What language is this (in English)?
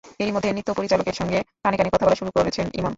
Bangla